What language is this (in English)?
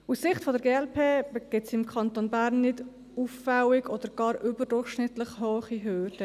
Swiss German